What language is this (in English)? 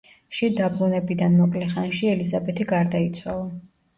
Georgian